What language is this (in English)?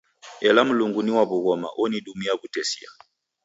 Taita